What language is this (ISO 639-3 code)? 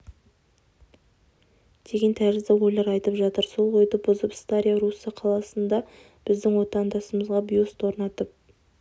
kaz